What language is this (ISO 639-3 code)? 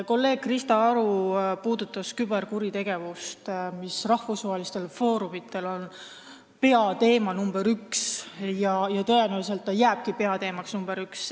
est